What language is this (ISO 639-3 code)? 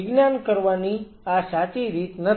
guj